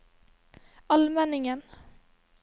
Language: Norwegian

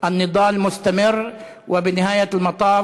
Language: Hebrew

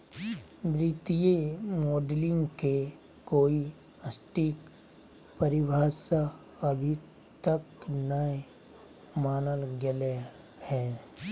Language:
Magahi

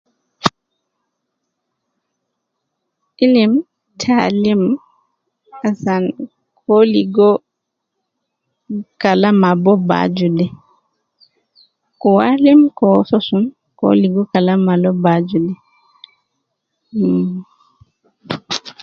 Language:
Nubi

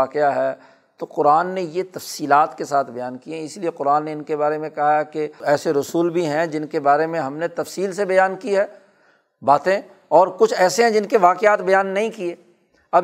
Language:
Urdu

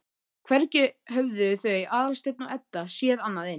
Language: Icelandic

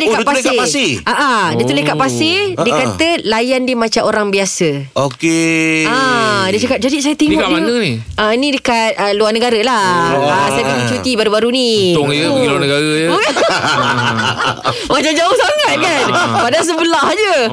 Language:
Malay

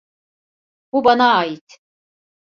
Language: Turkish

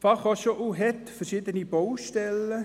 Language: Swiss German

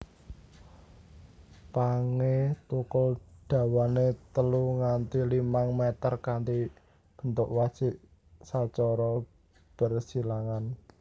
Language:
Javanese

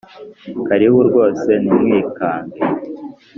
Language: Kinyarwanda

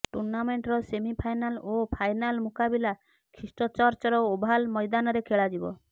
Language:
Odia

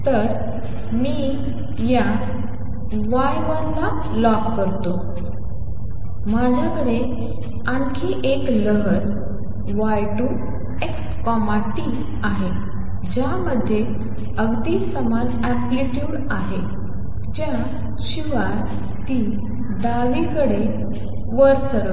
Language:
Marathi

